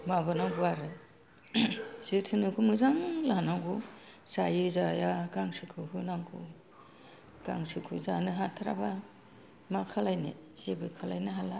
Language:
Bodo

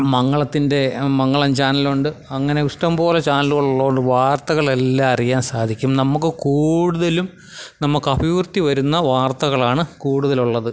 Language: Malayalam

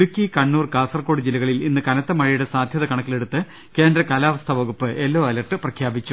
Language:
Malayalam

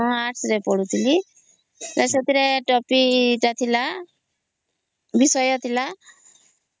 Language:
Odia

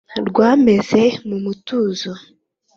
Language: Kinyarwanda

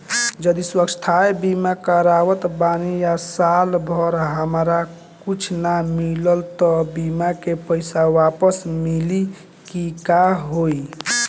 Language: Bhojpuri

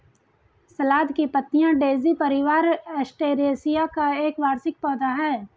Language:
Hindi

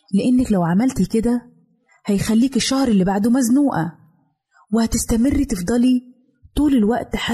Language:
Arabic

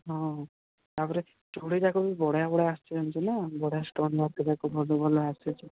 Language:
Odia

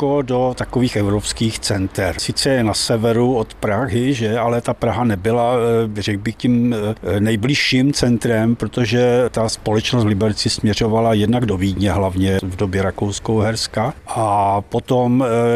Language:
Czech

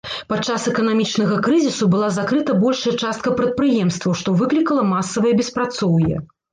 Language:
Belarusian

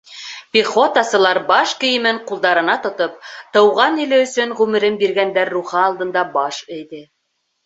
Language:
Bashkir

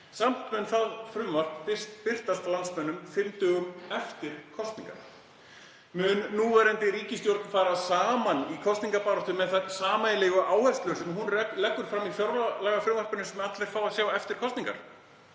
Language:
Icelandic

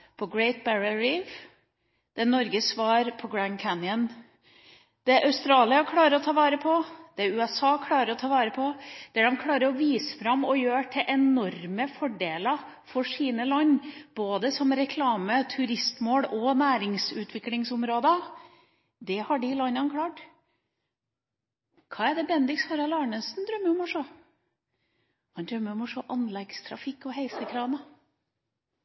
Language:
Norwegian Bokmål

